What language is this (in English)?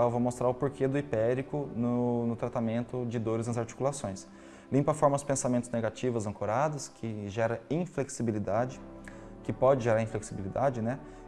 Portuguese